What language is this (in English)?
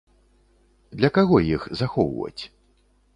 Belarusian